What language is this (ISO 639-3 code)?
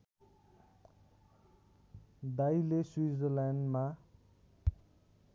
nep